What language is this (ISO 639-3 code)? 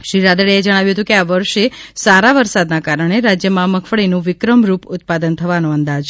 guj